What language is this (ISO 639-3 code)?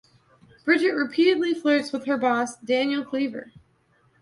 eng